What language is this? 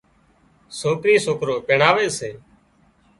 Wadiyara Koli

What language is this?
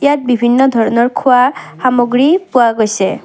Assamese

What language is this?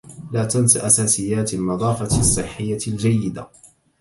Arabic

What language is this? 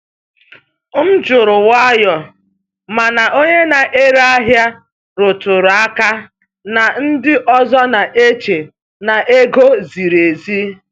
Igbo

